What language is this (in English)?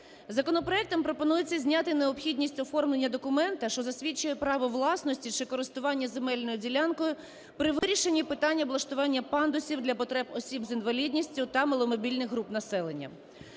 Ukrainian